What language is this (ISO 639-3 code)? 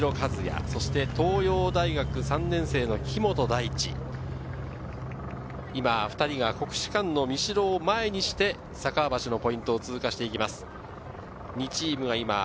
jpn